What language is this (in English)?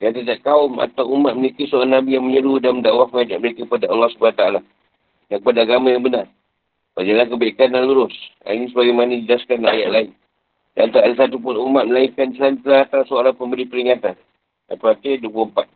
Malay